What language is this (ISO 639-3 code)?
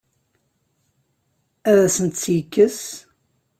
kab